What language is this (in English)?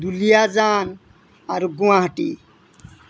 Assamese